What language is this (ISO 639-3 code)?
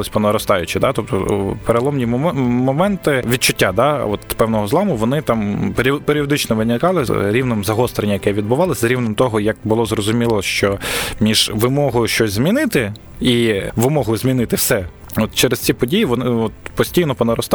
ukr